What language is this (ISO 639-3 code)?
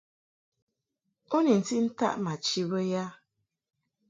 mhk